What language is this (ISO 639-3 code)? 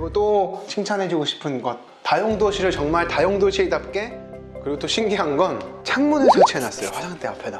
kor